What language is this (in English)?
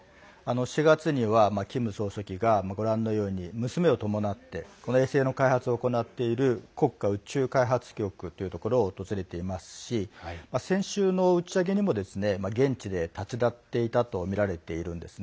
Japanese